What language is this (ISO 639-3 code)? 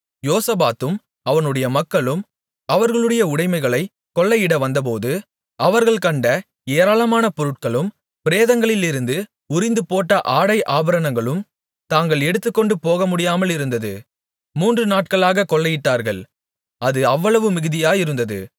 tam